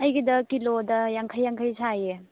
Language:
Manipuri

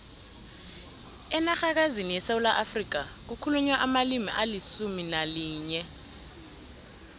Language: South Ndebele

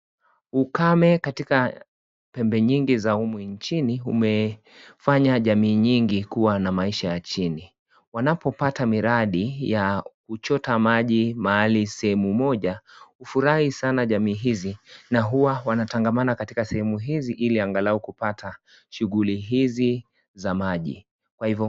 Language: Swahili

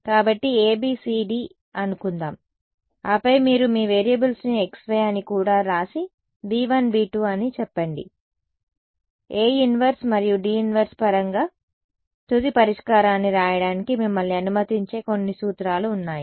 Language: Telugu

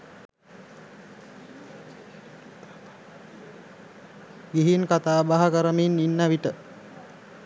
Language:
Sinhala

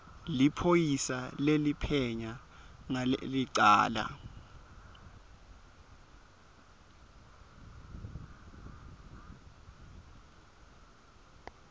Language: Swati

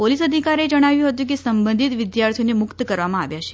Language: Gujarati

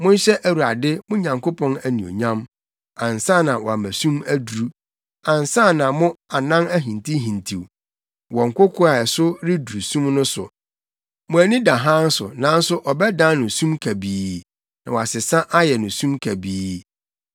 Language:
Akan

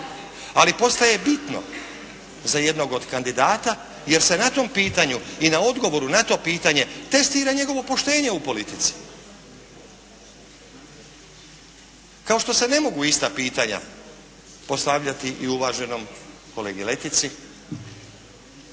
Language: Croatian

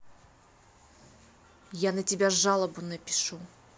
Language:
Russian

